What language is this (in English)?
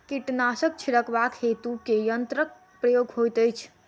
Maithili